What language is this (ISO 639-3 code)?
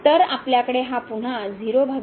mar